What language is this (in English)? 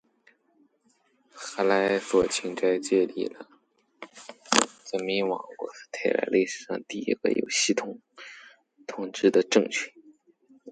Chinese